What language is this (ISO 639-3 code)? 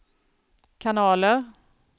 swe